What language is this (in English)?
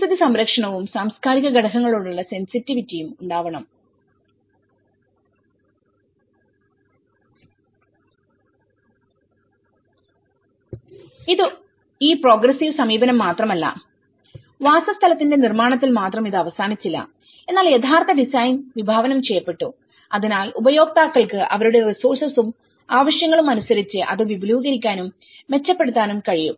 Malayalam